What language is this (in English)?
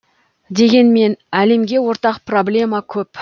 Kazakh